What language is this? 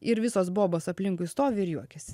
Lithuanian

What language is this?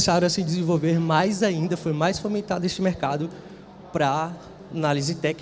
Portuguese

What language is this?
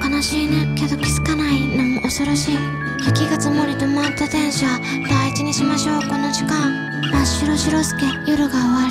Vietnamese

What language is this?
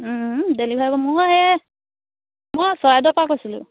Assamese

